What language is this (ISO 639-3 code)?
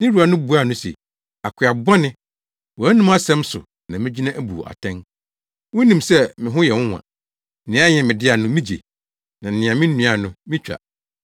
aka